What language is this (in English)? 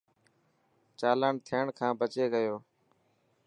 Dhatki